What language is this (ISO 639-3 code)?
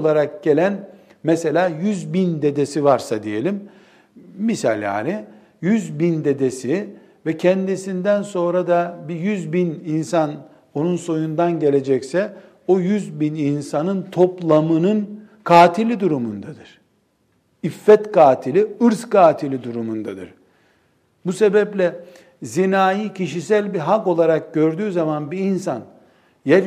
tur